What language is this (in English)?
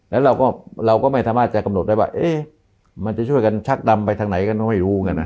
Thai